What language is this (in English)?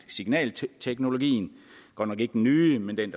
Danish